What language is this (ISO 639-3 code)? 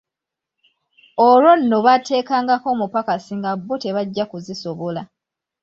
lug